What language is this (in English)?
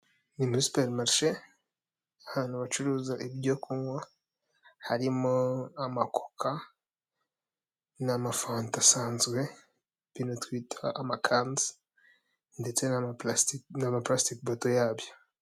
Kinyarwanda